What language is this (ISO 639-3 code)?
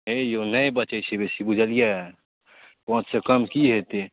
mai